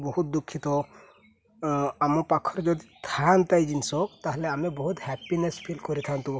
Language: Odia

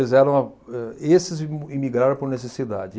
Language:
Portuguese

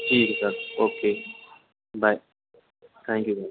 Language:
Urdu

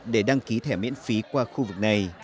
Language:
Vietnamese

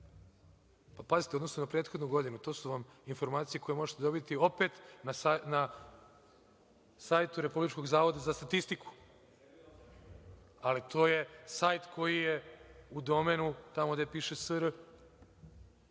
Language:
Serbian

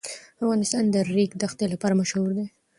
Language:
Pashto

